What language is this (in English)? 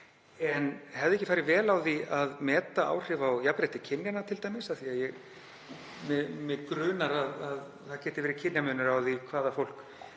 Icelandic